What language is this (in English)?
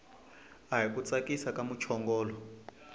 Tsonga